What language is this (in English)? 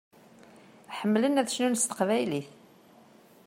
Kabyle